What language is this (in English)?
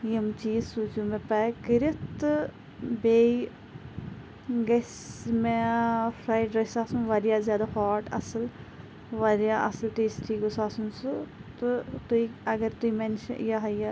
Kashmiri